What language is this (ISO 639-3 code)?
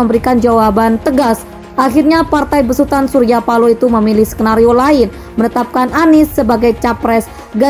ind